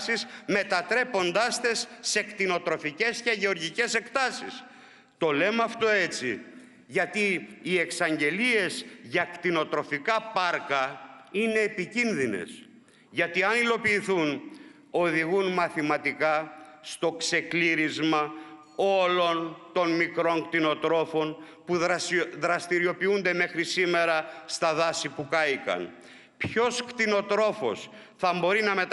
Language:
Greek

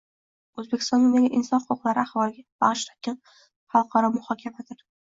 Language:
Uzbek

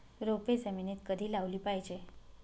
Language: Marathi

